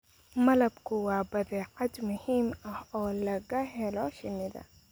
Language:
Somali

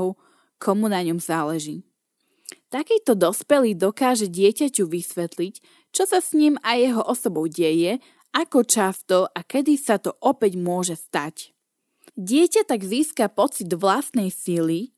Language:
Slovak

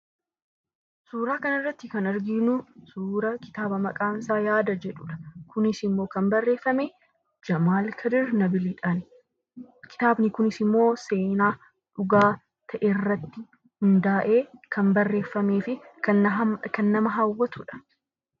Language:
Oromo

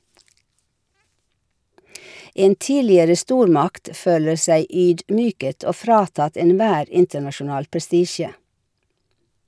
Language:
Norwegian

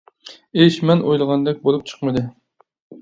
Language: Uyghur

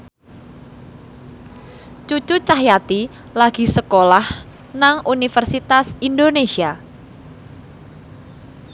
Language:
Javanese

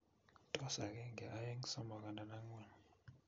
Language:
Kalenjin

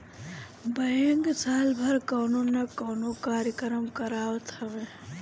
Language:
Bhojpuri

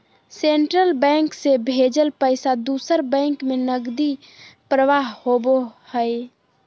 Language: Magahi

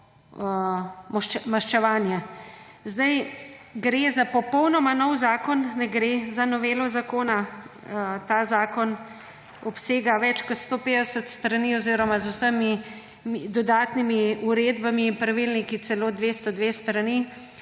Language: Slovenian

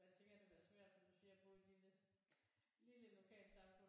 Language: Danish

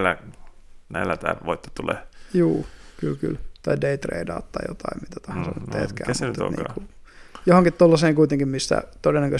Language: Finnish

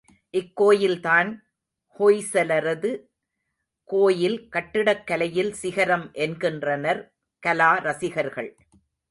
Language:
Tamil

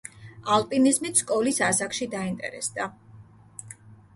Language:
Georgian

